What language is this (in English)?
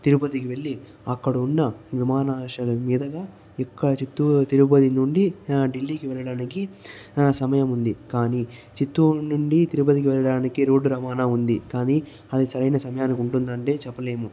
Telugu